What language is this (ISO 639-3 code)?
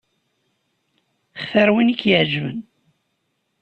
kab